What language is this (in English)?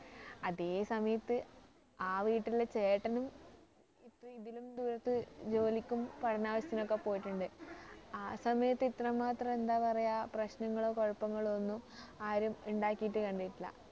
Malayalam